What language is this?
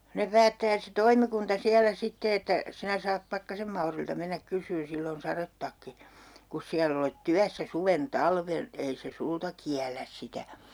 Finnish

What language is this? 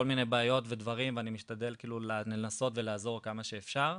Hebrew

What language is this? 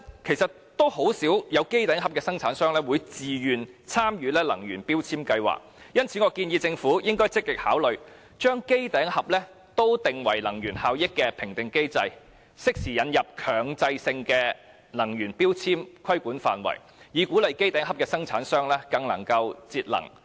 Cantonese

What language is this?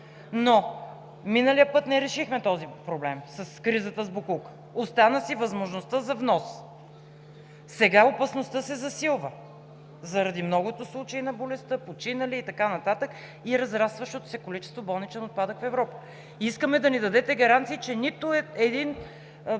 Bulgarian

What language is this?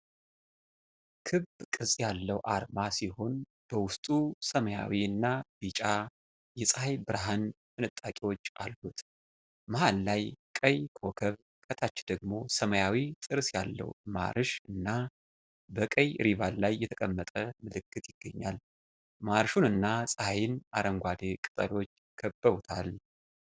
Amharic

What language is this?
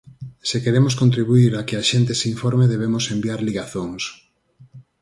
Galician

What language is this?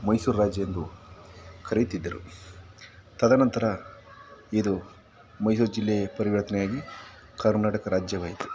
Kannada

